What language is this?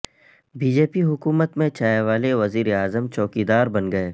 Urdu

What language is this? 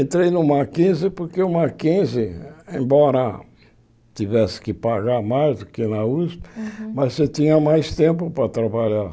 Portuguese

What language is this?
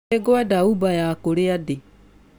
Kikuyu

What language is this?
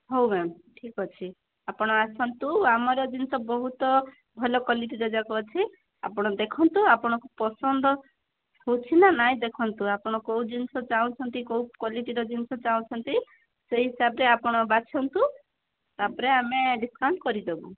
Odia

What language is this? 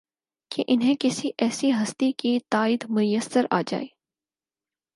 Urdu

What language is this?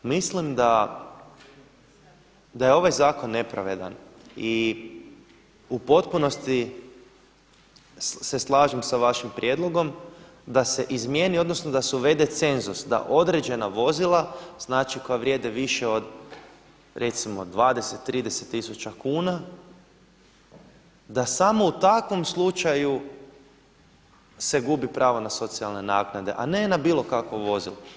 Croatian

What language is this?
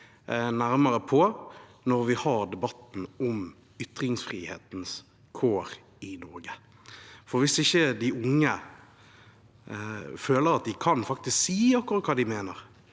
Norwegian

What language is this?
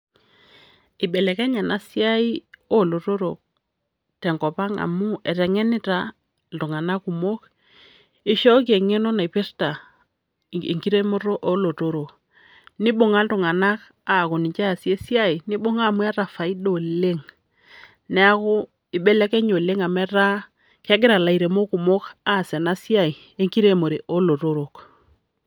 Masai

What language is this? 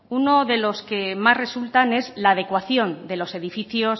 Spanish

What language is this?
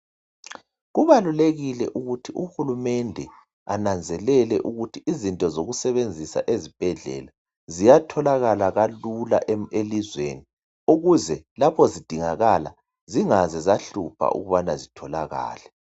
North Ndebele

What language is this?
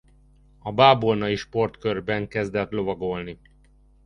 Hungarian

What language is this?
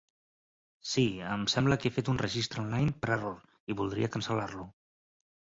Catalan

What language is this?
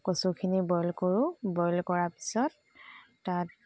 Assamese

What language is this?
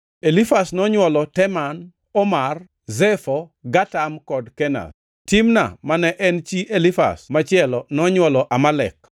Luo (Kenya and Tanzania)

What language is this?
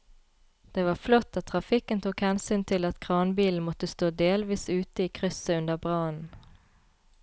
Norwegian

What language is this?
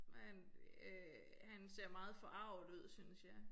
Danish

